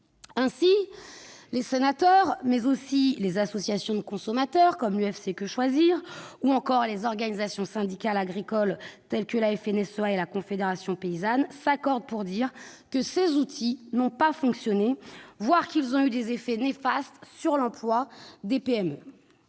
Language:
French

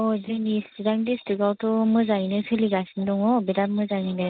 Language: Bodo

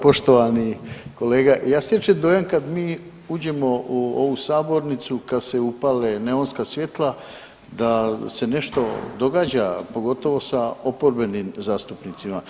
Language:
Croatian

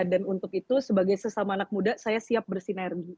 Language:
Indonesian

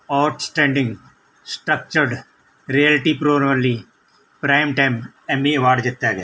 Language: Punjabi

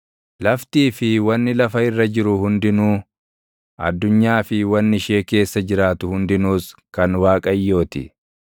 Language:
Oromo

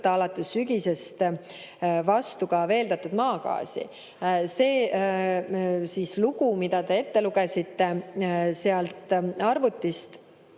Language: Estonian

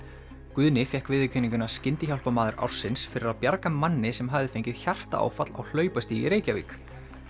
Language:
Icelandic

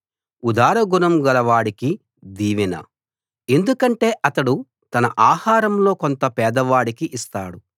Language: Telugu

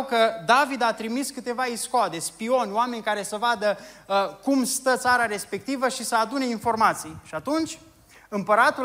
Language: Romanian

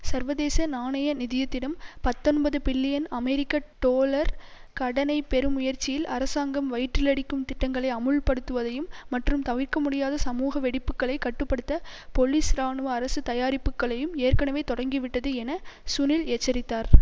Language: Tamil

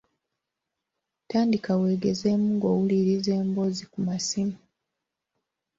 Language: Ganda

